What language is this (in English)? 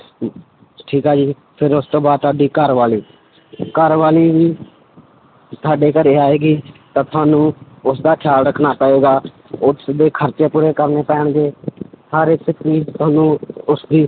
Punjabi